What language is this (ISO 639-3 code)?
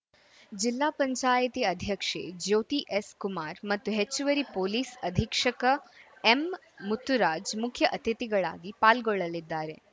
kan